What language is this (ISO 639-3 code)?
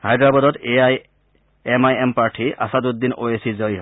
asm